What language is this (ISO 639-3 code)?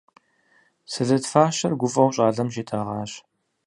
kbd